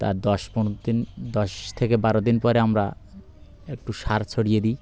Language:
Bangla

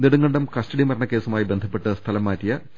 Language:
Malayalam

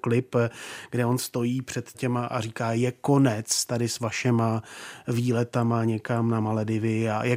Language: Czech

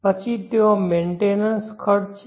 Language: Gujarati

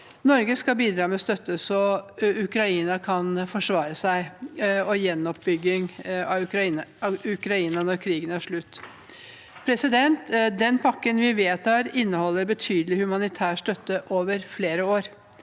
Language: Norwegian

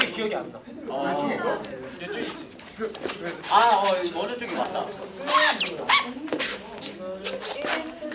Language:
Korean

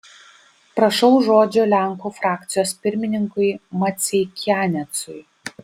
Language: Lithuanian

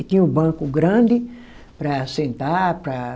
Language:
Portuguese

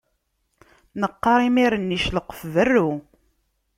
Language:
Kabyle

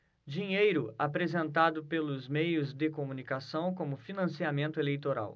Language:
Portuguese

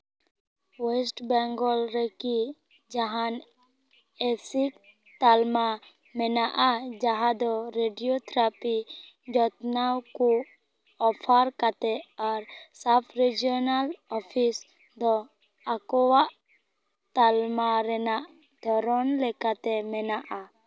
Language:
Santali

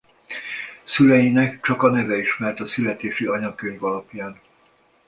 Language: Hungarian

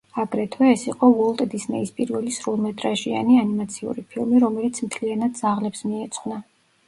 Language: Georgian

